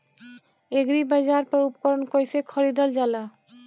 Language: Bhojpuri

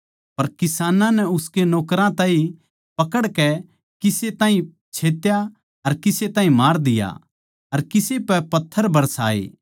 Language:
Haryanvi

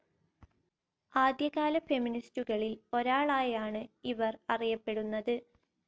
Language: Malayalam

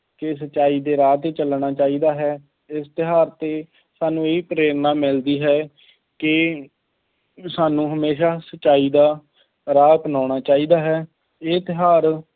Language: Punjabi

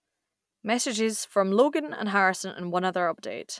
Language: English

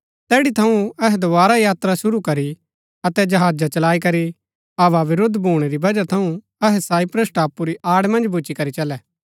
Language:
Gaddi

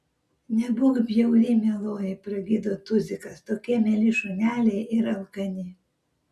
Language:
Lithuanian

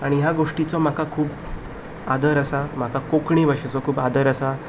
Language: Konkani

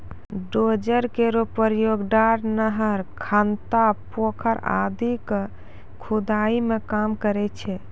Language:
Maithili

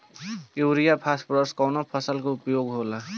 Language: Bhojpuri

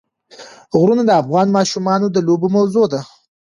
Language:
Pashto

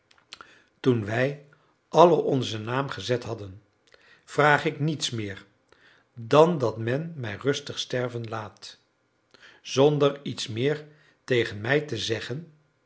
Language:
Dutch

